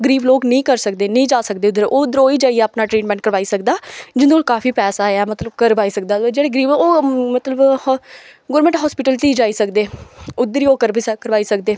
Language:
Dogri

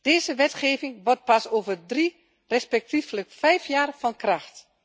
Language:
Dutch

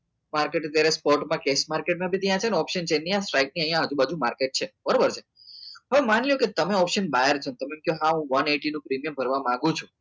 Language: Gujarati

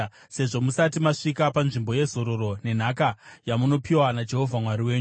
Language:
Shona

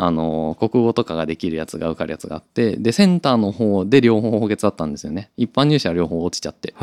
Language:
Japanese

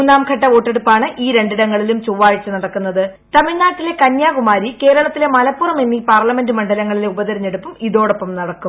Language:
Malayalam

